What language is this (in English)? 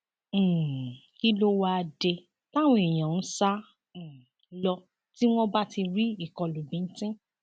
Yoruba